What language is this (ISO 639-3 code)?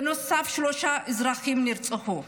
heb